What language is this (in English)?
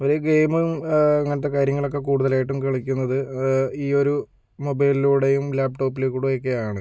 Malayalam